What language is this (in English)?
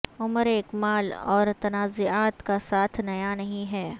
Urdu